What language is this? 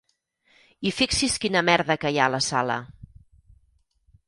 Catalan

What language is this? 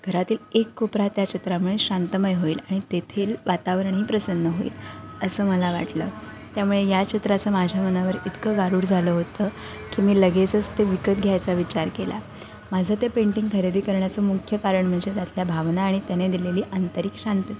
Marathi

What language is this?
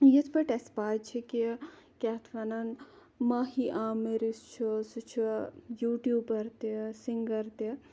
Kashmiri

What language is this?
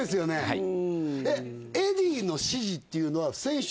Japanese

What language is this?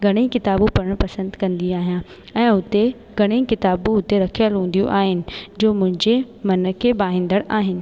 Sindhi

